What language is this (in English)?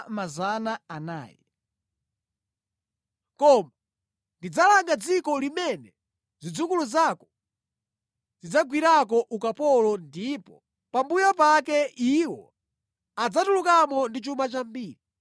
Nyanja